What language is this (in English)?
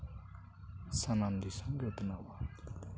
Santali